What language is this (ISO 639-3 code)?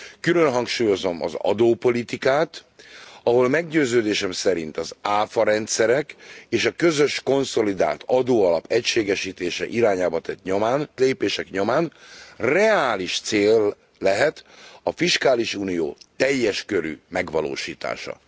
hun